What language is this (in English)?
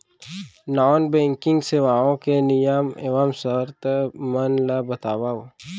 Chhattisgarhi